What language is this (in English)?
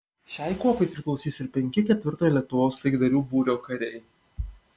Lithuanian